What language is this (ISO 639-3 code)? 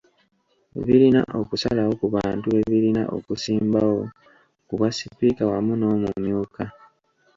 lug